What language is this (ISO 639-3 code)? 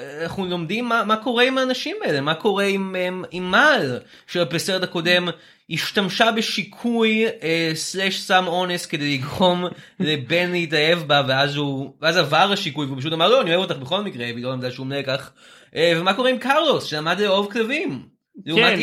heb